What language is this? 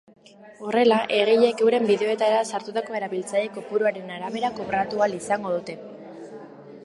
Basque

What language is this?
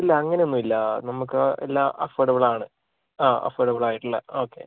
Malayalam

